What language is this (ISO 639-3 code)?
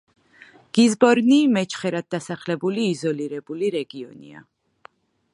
kat